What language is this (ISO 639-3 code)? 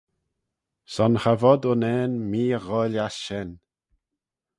glv